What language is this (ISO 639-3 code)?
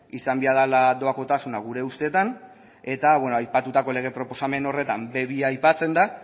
eus